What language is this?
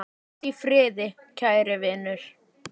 Icelandic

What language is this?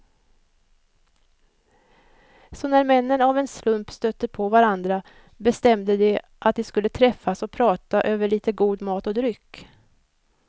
Swedish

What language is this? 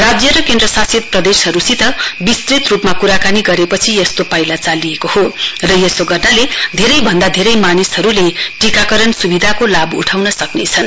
Nepali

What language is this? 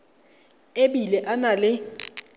Tswana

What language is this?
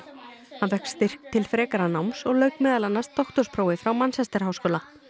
Icelandic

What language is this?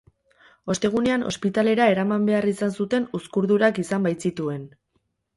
Basque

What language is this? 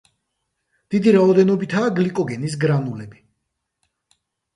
Georgian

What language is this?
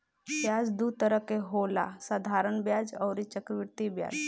Bhojpuri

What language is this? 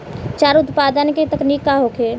Bhojpuri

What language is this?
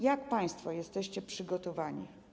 Polish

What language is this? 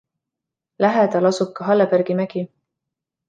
Estonian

